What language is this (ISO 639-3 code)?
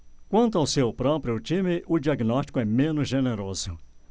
por